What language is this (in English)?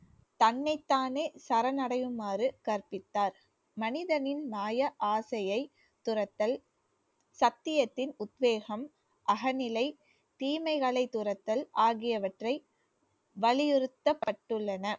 Tamil